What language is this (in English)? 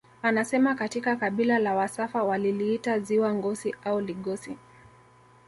Swahili